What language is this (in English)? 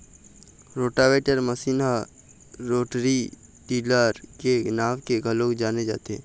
Chhattisgarhi